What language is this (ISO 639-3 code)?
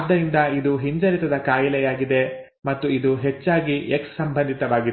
kan